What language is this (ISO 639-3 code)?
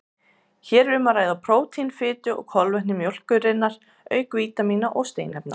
isl